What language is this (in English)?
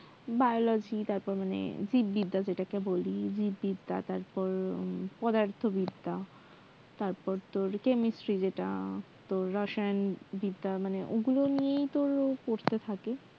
Bangla